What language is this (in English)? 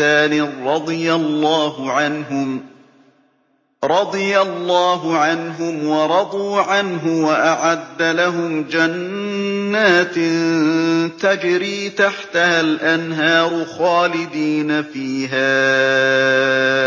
Arabic